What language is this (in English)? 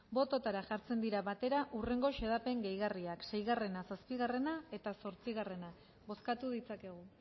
Basque